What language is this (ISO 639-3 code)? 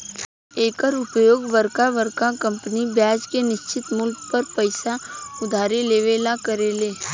bho